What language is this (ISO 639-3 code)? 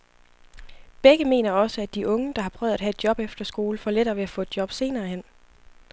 dan